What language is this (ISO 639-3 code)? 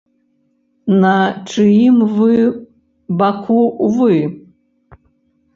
bel